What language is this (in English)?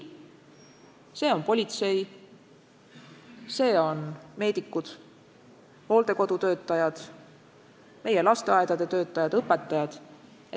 Estonian